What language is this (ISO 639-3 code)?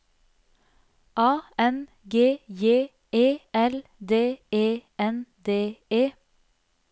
nor